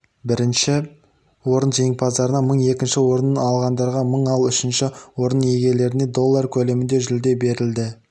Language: Kazakh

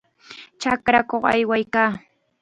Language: Chiquián Ancash Quechua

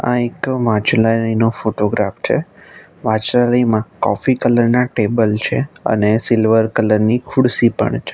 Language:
Gujarati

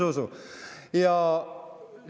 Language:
Estonian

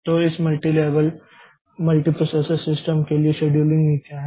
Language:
Hindi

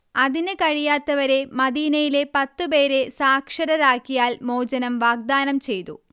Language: Malayalam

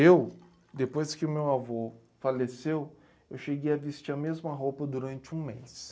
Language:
Portuguese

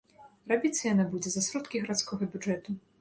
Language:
Belarusian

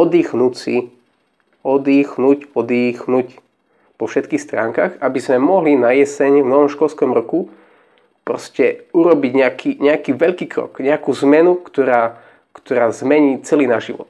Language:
Slovak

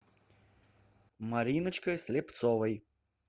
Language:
Russian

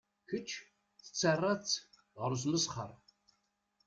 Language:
Kabyle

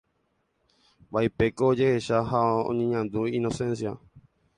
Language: Guarani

